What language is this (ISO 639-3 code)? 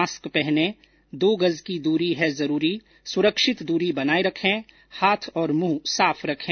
hin